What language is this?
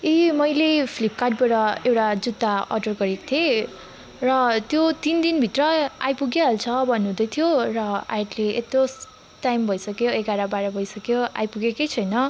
Nepali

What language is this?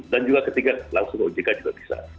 Indonesian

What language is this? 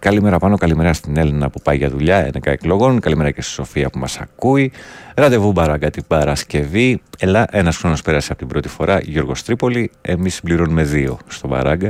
Greek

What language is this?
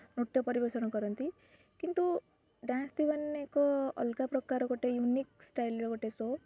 Odia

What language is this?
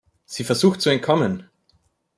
German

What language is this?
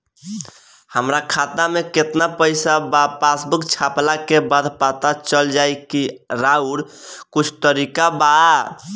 Bhojpuri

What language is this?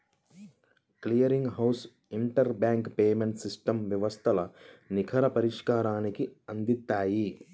Telugu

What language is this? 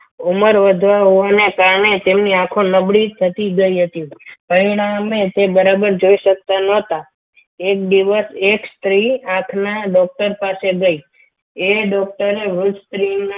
Gujarati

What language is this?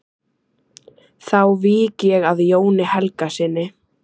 Icelandic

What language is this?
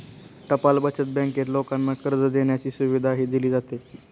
Marathi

